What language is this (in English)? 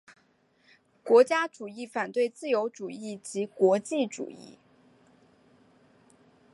Chinese